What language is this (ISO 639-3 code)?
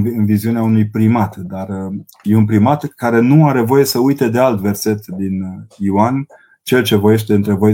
ron